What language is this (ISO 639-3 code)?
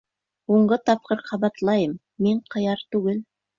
bak